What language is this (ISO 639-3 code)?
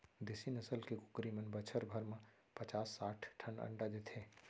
hne